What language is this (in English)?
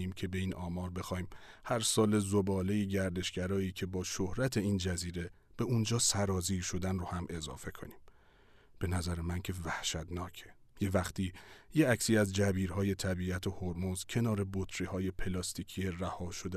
Persian